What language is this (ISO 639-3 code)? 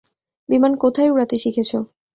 ben